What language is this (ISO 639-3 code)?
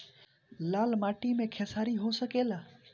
bho